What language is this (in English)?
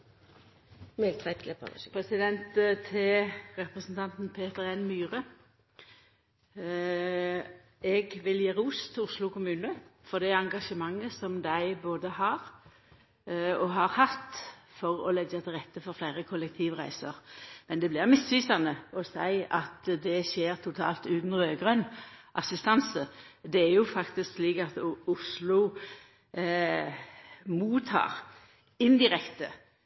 Norwegian